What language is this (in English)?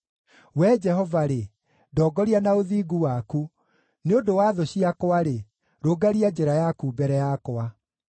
Kikuyu